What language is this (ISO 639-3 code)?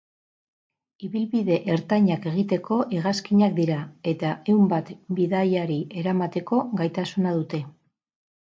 eus